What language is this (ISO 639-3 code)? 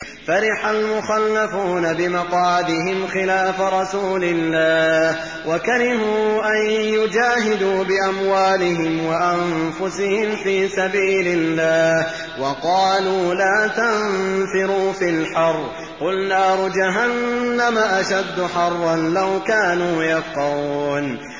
ara